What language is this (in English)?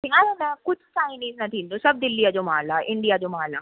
Sindhi